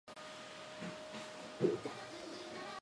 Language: Japanese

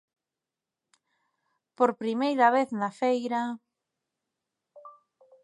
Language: Galician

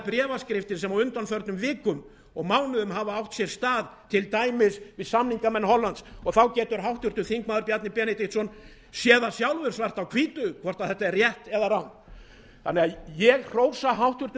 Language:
Icelandic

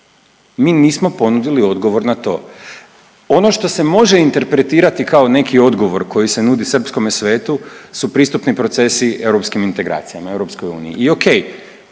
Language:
Croatian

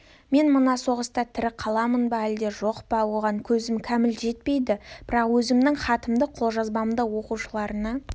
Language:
Kazakh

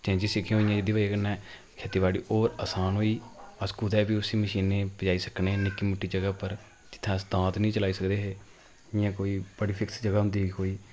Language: Dogri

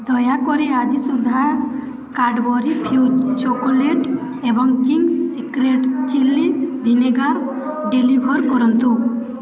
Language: Odia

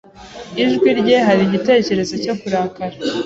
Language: Kinyarwanda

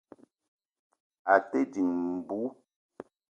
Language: Eton (Cameroon)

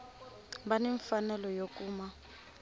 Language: Tsonga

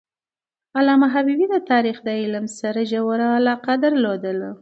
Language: Pashto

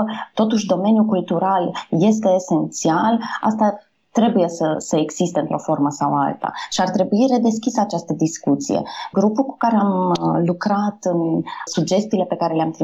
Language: Romanian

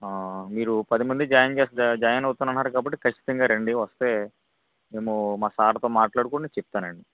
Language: Telugu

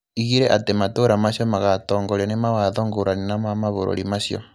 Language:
Kikuyu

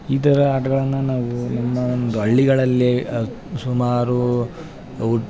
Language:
Kannada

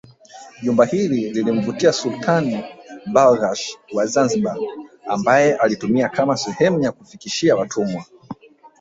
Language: Swahili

